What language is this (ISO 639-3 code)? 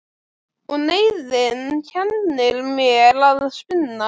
isl